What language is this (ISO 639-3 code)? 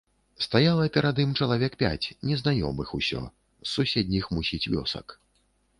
bel